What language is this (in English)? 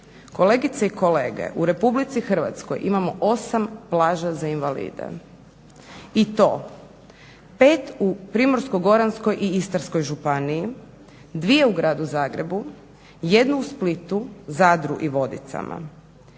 Croatian